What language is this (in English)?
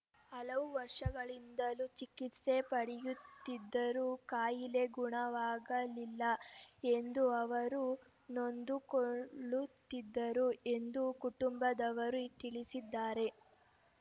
Kannada